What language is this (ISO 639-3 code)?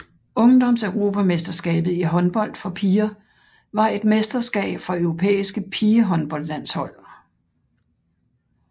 dan